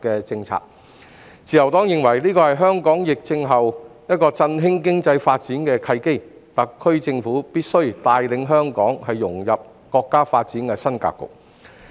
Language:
Cantonese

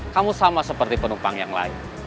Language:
Indonesian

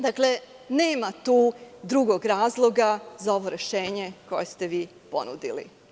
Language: Serbian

